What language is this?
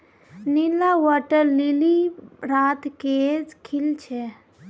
Magahi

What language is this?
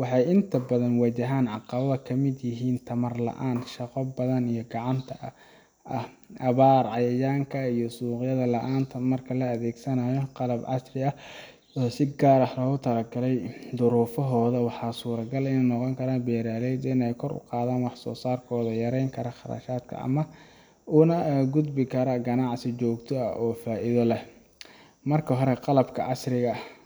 Somali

